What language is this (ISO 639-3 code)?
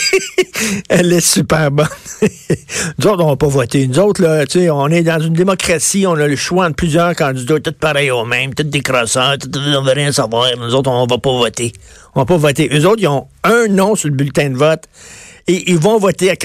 fra